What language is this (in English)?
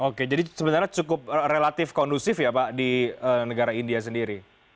Indonesian